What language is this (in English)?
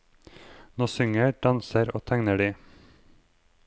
Norwegian